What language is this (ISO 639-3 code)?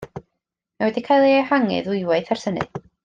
cym